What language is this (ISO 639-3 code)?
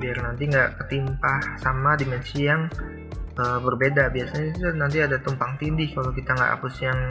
ind